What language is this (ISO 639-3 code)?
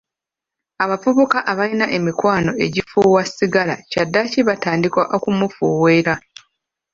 lug